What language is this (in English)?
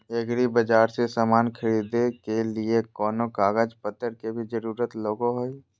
Magahi